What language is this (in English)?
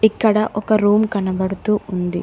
Telugu